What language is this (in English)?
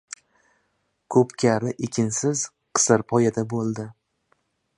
Uzbek